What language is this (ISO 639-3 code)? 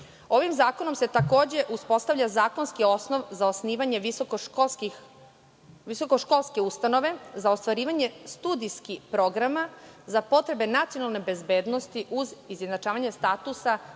srp